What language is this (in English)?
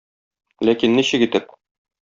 Tatar